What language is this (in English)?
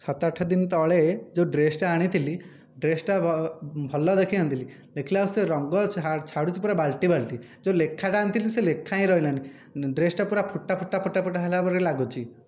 Odia